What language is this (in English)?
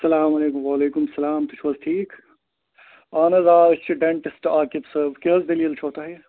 Kashmiri